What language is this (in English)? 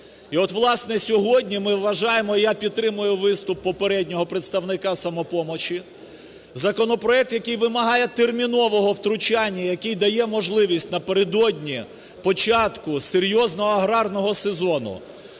Ukrainian